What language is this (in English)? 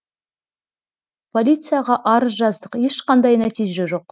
Kazakh